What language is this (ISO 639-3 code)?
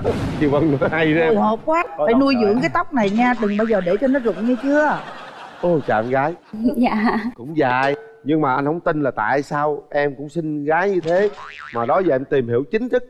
vie